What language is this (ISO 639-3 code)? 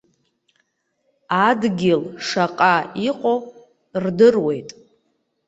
abk